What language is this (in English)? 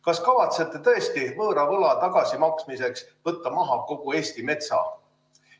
Estonian